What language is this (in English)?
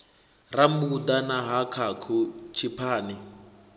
Venda